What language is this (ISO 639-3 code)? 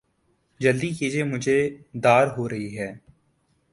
urd